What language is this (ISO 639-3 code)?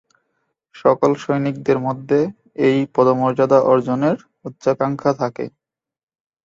ben